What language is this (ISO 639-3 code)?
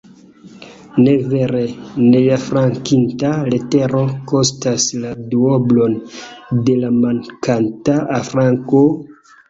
epo